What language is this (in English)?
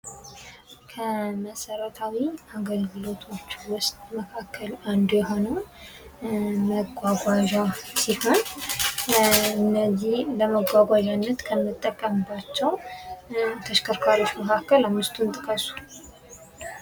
Amharic